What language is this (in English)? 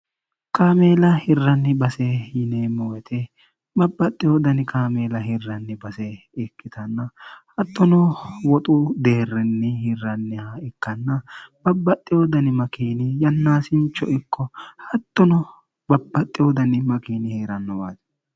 Sidamo